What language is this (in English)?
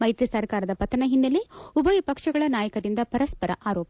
Kannada